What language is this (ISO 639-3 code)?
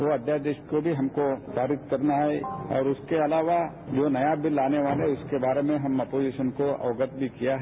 hin